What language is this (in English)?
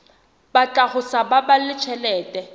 Southern Sotho